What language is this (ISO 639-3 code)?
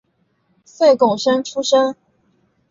zho